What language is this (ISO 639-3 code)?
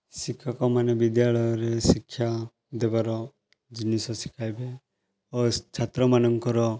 ori